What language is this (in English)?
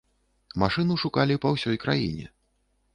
Belarusian